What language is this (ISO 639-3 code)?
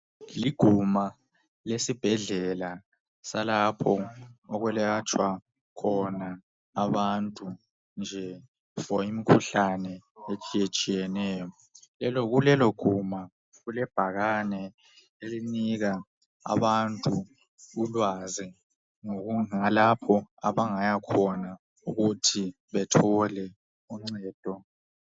nde